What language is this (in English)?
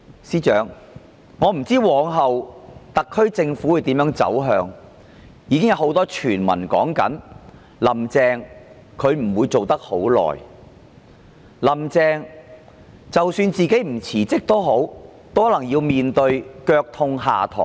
Cantonese